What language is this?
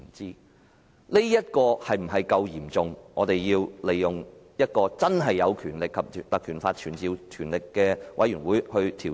Cantonese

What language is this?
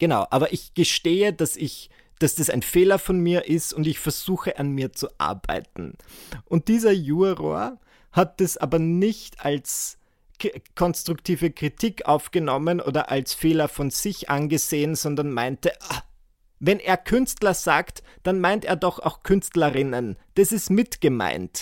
German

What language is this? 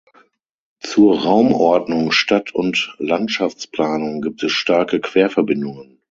German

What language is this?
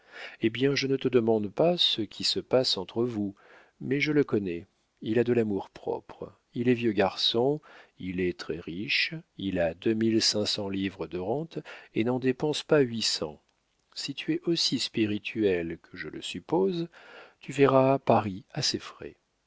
French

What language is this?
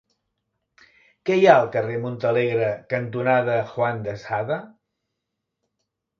Catalan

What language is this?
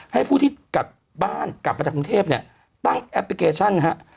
Thai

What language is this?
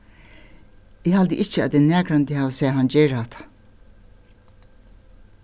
Faroese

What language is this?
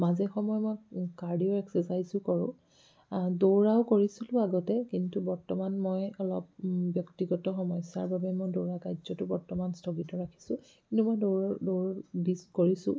Assamese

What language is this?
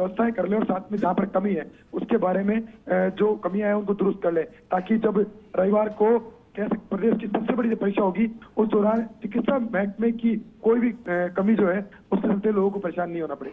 Hindi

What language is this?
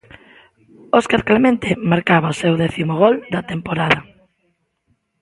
Galician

